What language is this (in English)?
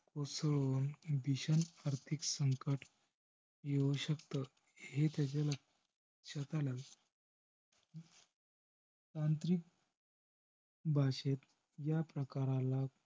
Marathi